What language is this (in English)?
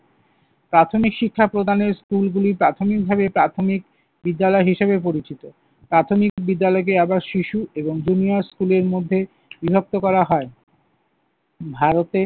Bangla